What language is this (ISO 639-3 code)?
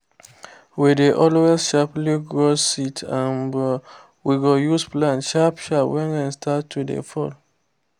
pcm